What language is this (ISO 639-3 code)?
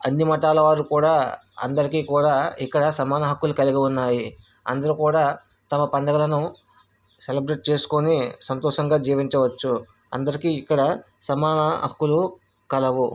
tel